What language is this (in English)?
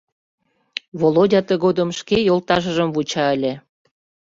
Mari